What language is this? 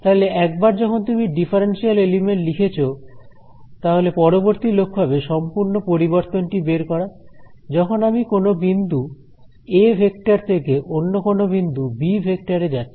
Bangla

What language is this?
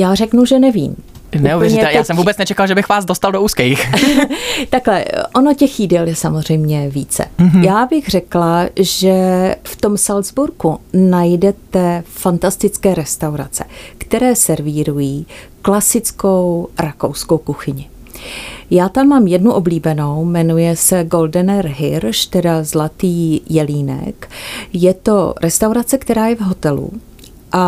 Czech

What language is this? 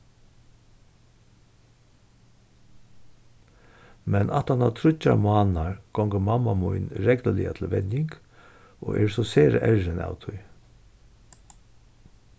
Faroese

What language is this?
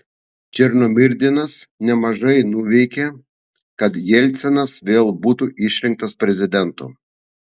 Lithuanian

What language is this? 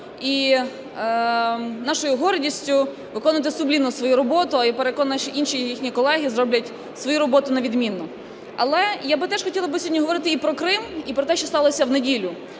Ukrainian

